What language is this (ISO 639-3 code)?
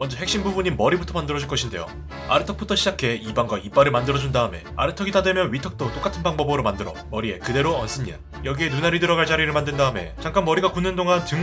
kor